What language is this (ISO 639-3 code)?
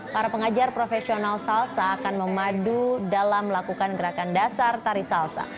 ind